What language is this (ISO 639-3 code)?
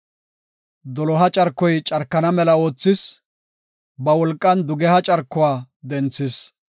gof